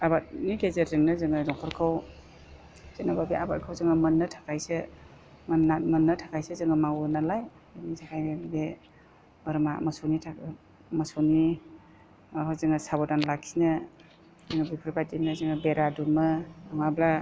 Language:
Bodo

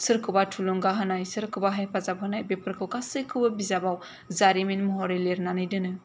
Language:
Bodo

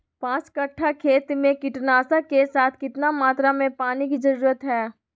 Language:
Magahi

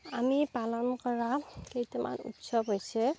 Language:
Assamese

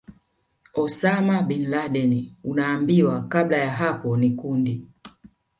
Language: Swahili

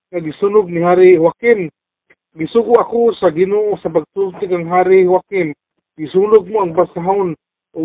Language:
Filipino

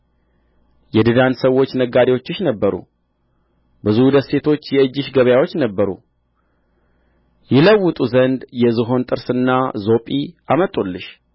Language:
Amharic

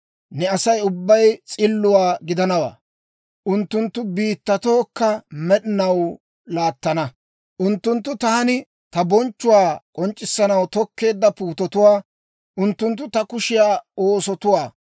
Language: Dawro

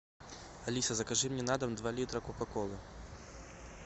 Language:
Russian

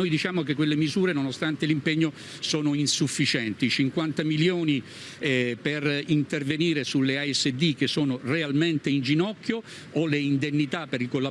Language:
Italian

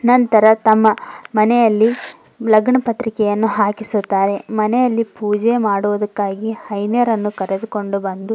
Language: Kannada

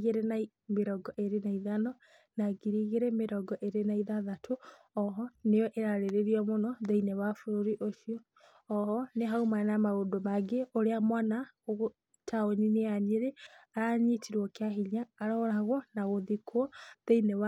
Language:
Kikuyu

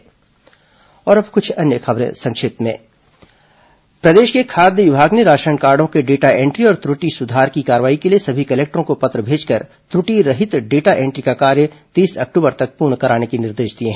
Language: Hindi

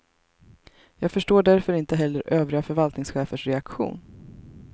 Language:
Swedish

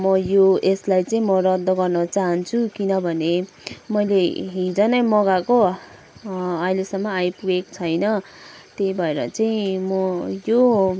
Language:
Nepali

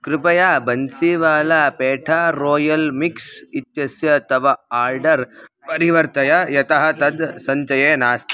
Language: Sanskrit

